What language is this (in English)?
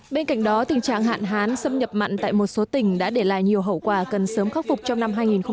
Vietnamese